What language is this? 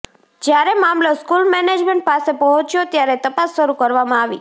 Gujarati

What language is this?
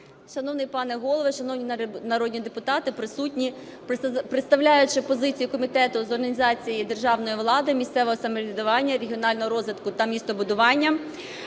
Ukrainian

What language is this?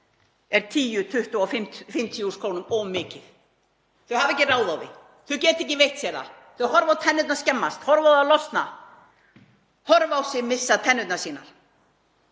Icelandic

